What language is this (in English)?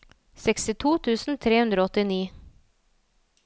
Norwegian